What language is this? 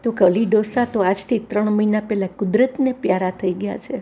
Gujarati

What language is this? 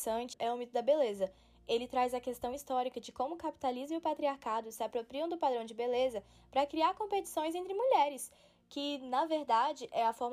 Portuguese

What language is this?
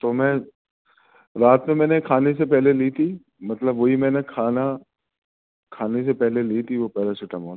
Urdu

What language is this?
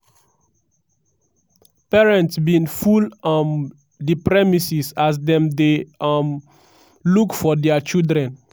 Nigerian Pidgin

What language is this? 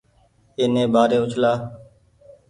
Goaria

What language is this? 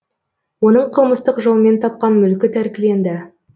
Kazakh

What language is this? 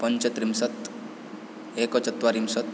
Sanskrit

